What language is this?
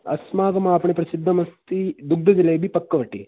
Sanskrit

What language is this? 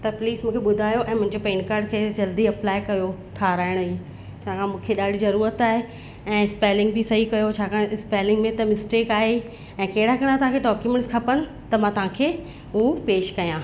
Sindhi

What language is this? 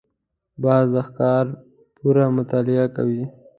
Pashto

